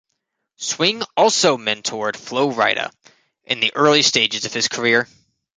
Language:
English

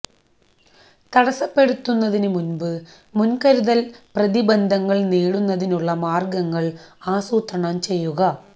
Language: Malayalam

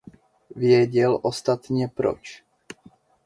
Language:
Czech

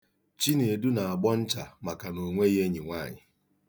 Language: Igbo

